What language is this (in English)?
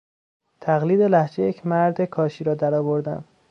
Persian